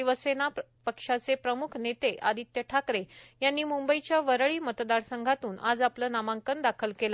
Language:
Marathi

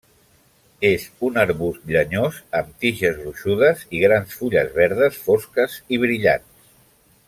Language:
Catalan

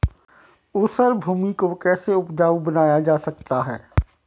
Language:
Hindi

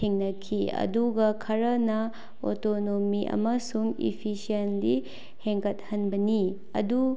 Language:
Manipuri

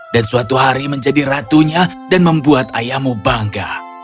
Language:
Indonesian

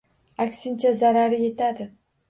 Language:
Uzbek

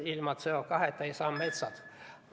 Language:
Estonian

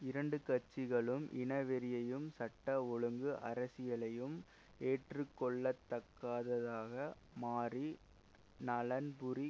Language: Tamil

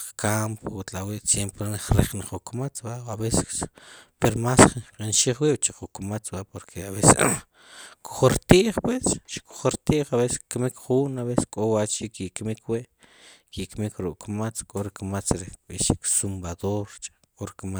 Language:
Sipacapense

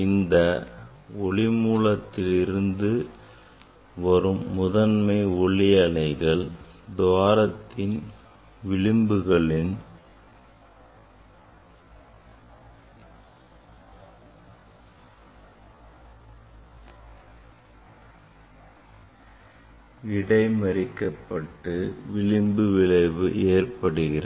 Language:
Tamil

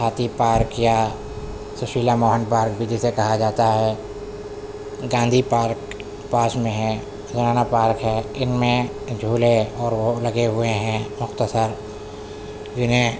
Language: Urdu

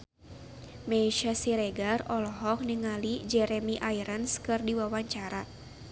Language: Sundanese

